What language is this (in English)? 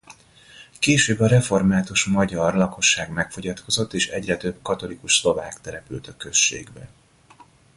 Hungarian